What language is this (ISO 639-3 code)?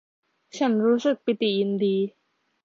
tha